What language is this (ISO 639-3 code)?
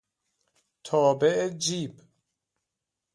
fas